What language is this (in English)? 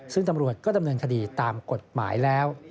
Thai